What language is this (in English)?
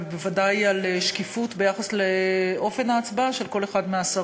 Hebrew